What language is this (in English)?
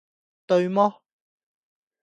Cantonese